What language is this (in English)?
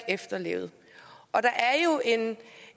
Danish